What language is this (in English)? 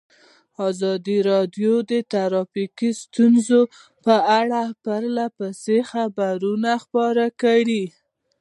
Pashto